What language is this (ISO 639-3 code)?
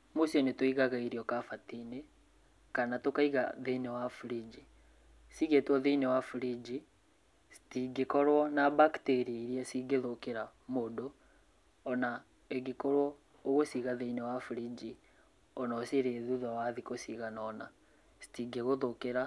kik